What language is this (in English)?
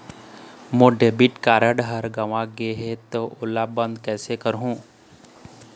Chhattisgarhi